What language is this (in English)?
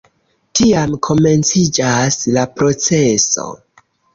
Esperanto